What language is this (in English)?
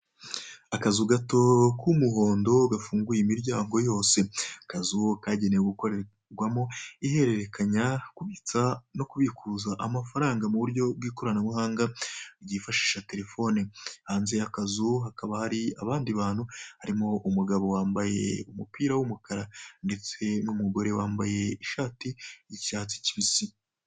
Kinyarwanda